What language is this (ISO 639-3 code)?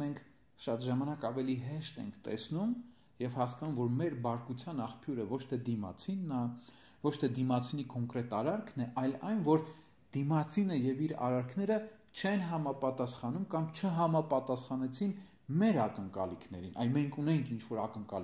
ron